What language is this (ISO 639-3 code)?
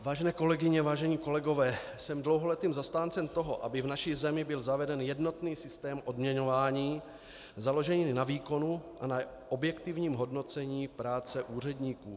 ces